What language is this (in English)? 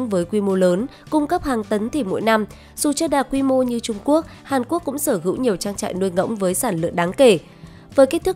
Vietnamese